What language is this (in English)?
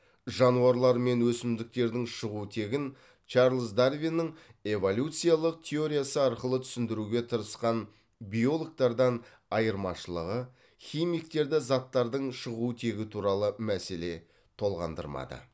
Kazakh